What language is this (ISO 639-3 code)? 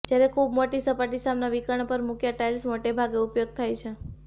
guj